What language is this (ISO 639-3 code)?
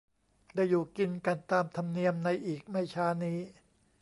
tha